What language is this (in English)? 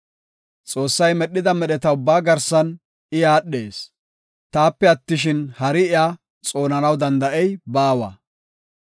Gofa